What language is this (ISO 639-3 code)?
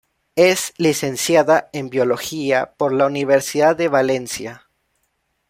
spa